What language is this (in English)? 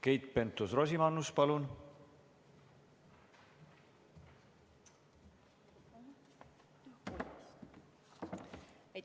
Estonian